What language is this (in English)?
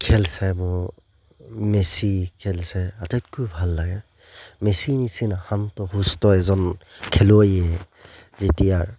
Assamese